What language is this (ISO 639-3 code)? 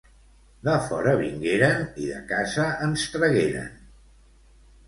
cat